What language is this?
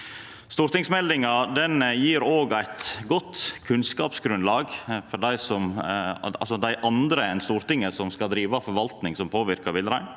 Norwegian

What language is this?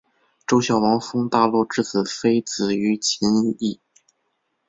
Chinese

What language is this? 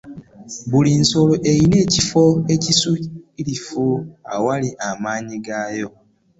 Ganda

